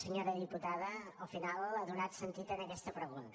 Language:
Catalan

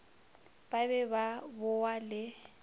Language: Northern Sotho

